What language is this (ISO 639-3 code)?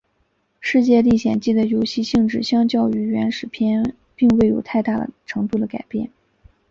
zho